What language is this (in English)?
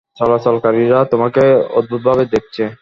Bangla